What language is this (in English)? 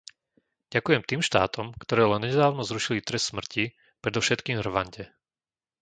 Slovak